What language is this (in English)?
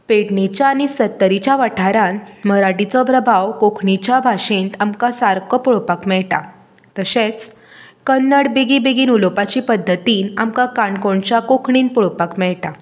Konkani